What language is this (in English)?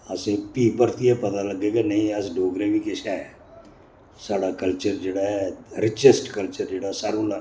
Dogri